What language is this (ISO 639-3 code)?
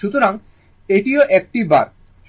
ben